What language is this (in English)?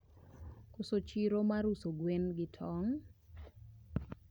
Luo (Kenya and Tanzania)